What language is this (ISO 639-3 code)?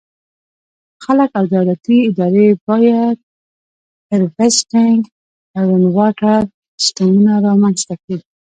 pus